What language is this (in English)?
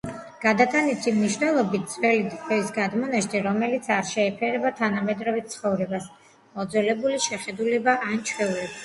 Georgian